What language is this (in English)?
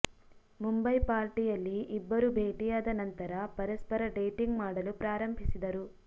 Kannada